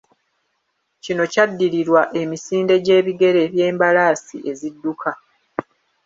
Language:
Ganda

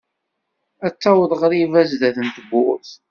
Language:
Kabyle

